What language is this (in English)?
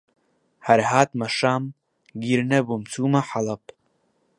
Central Kurdish